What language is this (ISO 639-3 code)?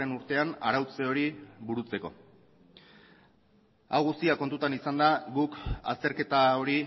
eus